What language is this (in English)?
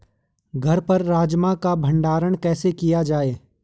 Hindi